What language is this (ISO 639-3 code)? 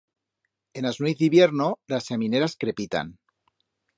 arg